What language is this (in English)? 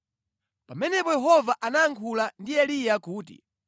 Nyanja